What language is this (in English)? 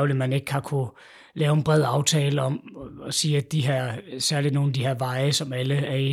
Danish